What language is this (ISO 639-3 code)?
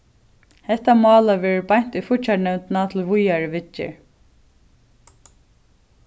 fao